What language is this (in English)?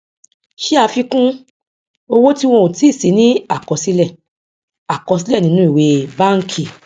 Yoruba